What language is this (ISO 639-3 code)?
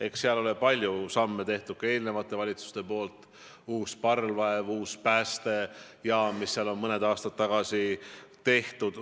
est